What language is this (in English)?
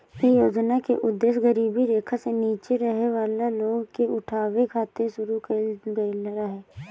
Bhojpuri